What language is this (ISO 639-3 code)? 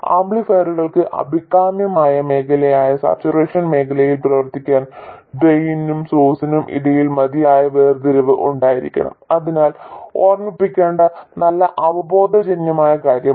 mal